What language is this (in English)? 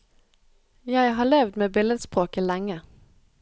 Norwegian